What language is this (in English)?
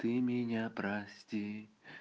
Russian